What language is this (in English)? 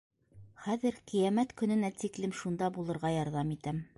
Bashkir